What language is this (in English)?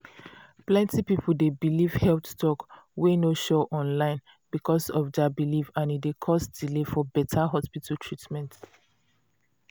Nigerian Pidgin